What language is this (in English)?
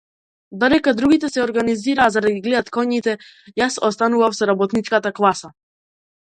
Macedonian